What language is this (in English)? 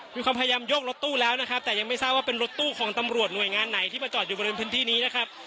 Thai